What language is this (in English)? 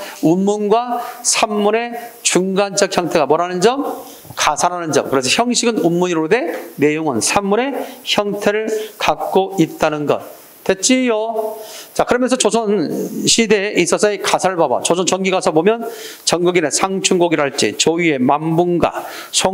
Korean